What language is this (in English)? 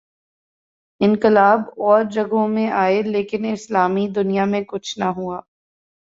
Urdu